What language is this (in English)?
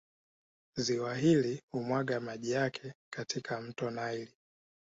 Swahili